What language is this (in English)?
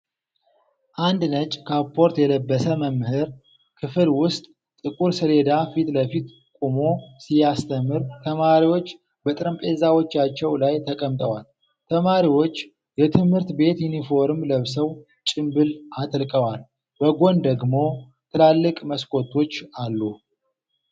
Amharic